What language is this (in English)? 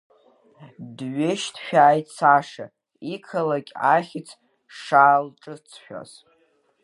Abkhazian